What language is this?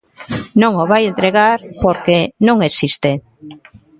Galician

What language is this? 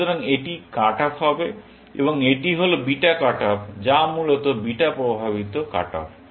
Bangla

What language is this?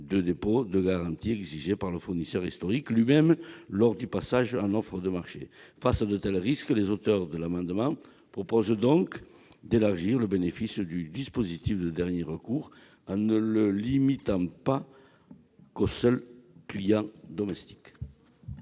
French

